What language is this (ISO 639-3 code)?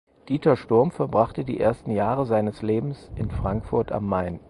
deu